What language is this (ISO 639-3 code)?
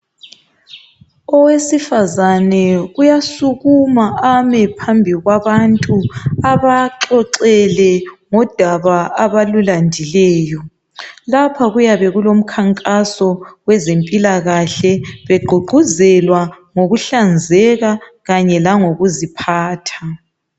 nde